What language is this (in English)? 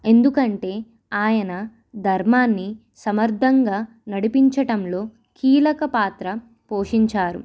Telugu